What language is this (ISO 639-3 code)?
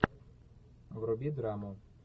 rus